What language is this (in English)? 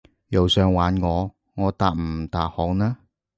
Cantonese